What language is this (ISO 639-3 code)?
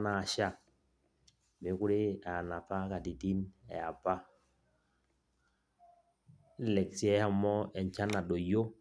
mas